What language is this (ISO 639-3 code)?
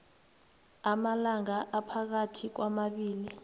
nbl